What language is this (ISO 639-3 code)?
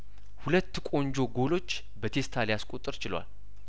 amh